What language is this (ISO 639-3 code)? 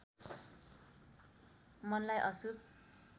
nep